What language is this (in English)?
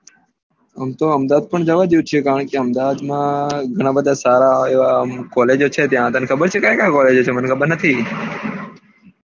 Gujarati